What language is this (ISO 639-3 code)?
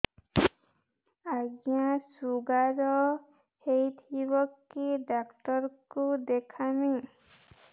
ori